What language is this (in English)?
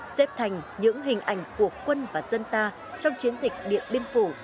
Vietnamese